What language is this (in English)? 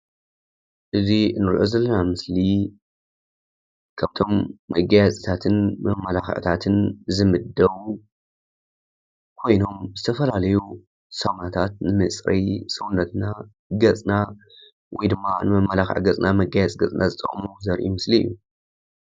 Tigrinya